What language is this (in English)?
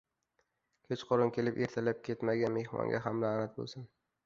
Uzbek